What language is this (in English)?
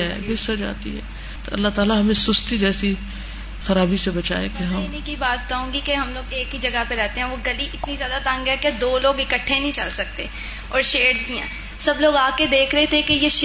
Urdu